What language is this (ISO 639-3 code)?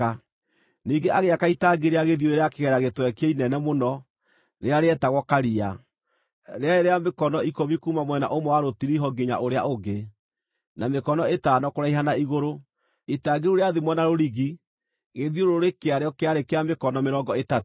kik